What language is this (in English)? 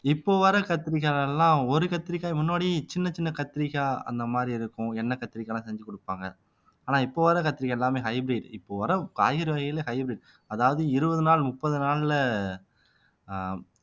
Tamil